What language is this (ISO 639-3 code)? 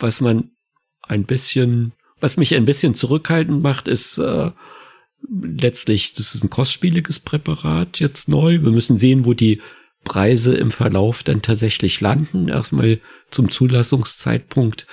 deu